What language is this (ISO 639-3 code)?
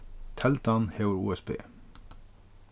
fao